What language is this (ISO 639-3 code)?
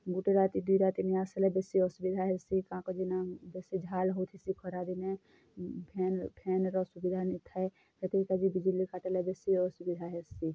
ori